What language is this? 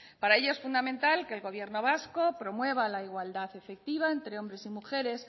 Spanish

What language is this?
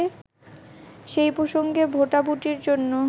Bangla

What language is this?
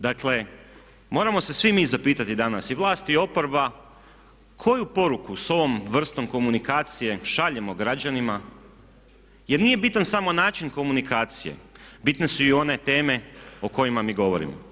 Croatian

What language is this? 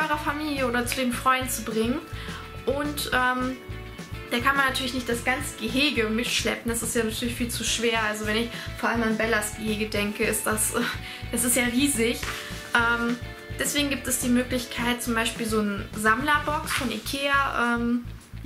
German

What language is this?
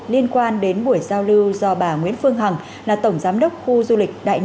Vietnamese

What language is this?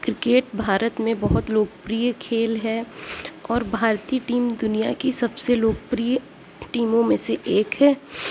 Urdu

